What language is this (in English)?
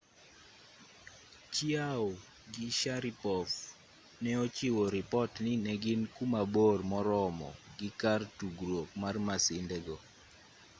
Luo (Kenya and Tanzania)